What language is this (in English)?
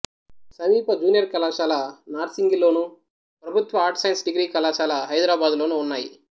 Telugu